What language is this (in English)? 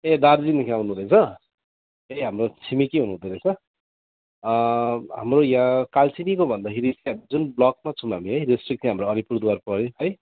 Nepali